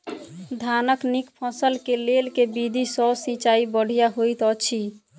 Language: Maithili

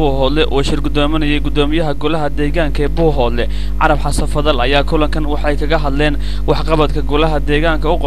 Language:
Arabic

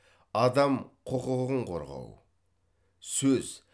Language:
Kazakh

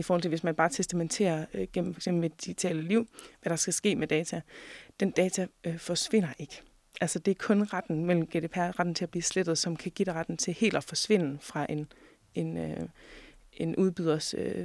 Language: Danish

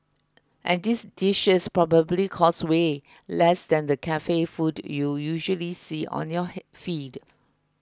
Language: English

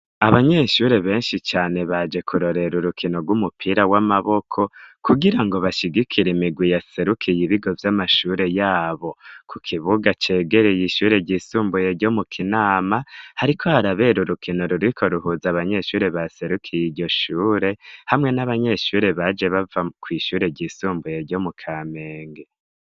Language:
Rundi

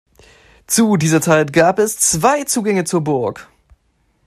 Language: German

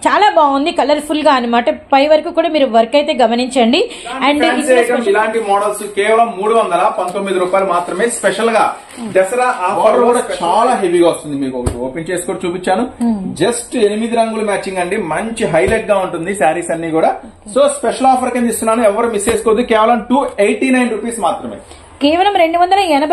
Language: Telugu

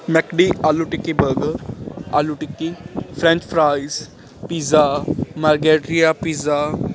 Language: Punjabi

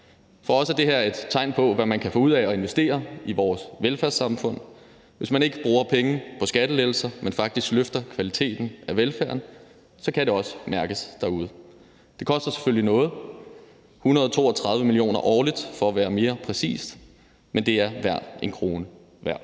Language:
Danish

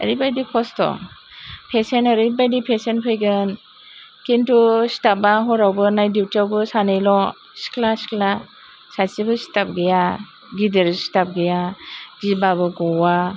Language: Bodo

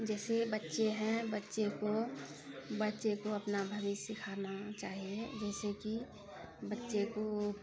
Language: Maithili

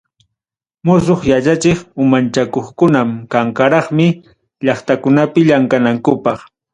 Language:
Ayacucho Quechua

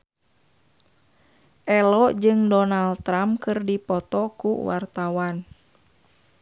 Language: Sundanese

